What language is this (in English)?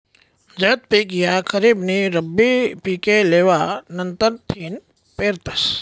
Marathi